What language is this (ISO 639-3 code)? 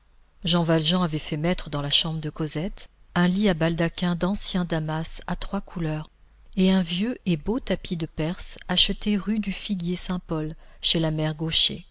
fra